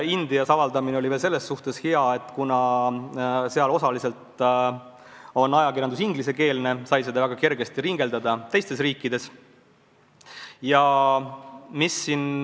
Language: Estonian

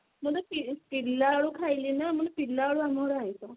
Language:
Odia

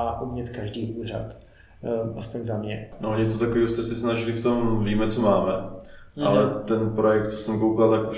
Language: Czech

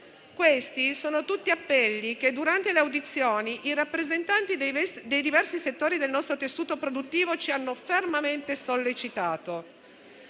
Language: Italian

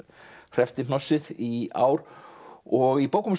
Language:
Icelandic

